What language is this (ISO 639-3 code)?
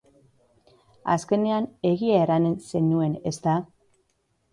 eus